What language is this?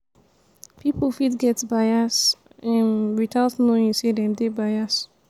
Nigerian Pidgin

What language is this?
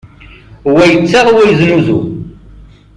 Kabyle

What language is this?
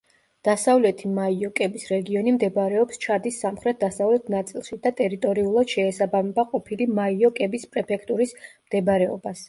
Georgian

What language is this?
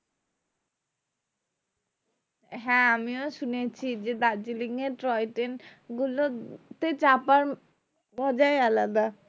Bangla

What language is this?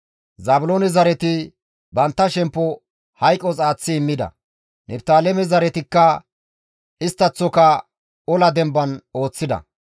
Gamo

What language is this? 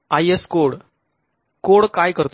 Marathi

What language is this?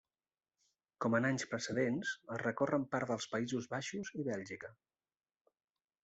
Catalan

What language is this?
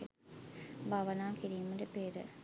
Sinhala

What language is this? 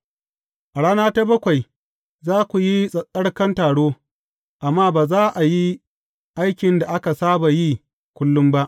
Hausa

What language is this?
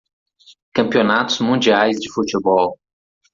Portuguese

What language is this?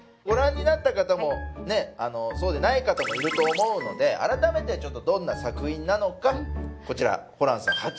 Japanese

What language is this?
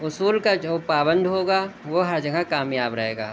Urdu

